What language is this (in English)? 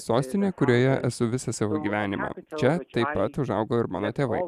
Lithuanian